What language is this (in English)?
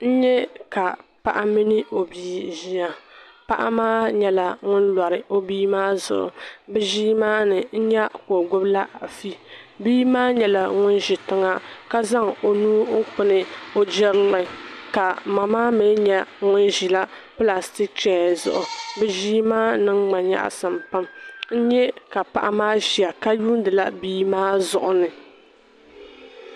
Dagbani